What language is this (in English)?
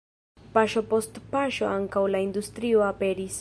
Esperanto